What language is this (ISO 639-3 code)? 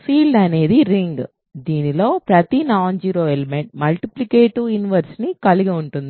tel